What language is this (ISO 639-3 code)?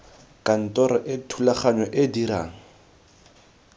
tsn